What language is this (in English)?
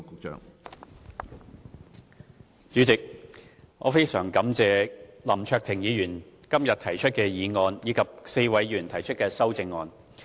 Cantonese